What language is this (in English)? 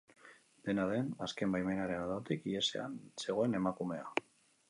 Basque